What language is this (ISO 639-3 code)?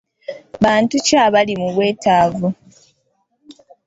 lug